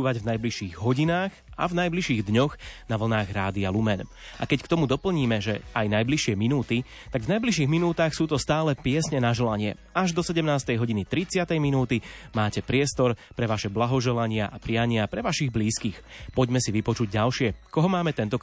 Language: Slovak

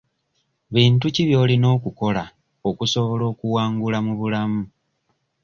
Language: Ganda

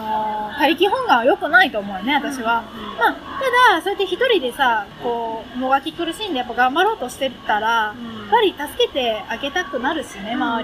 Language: Japanese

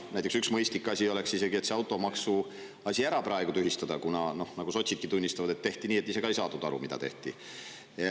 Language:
Estonian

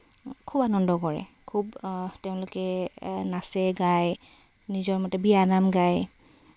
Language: Assamese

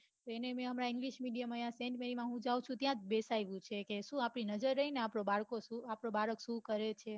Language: Gujarati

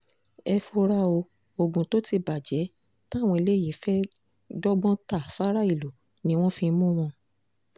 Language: Yoruba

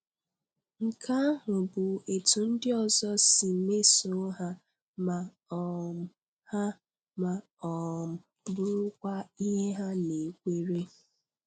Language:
Igbo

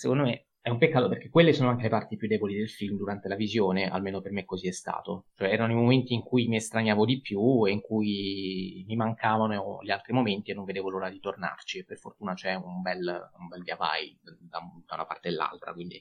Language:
Italian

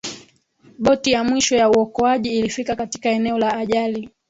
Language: Swahili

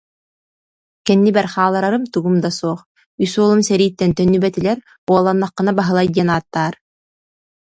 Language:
Yakut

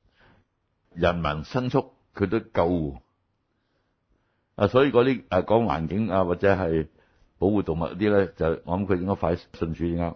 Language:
Chinese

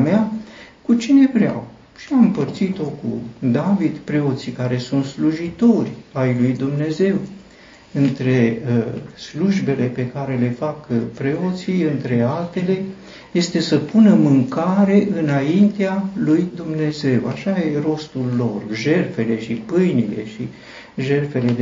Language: Romanian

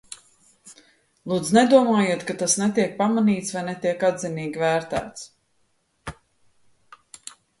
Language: Latvian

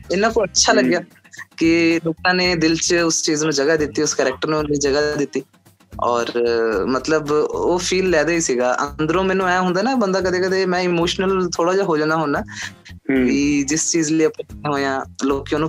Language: Punjabi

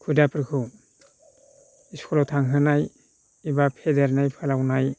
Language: Bodo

